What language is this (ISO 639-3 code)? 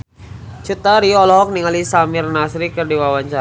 sun